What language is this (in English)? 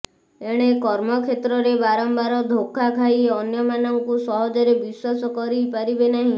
Odia